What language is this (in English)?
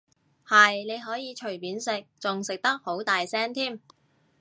Cantonese